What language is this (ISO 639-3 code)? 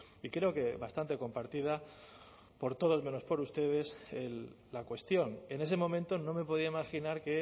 spa